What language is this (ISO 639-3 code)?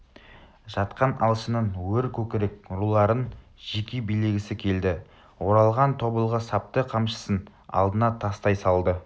kaz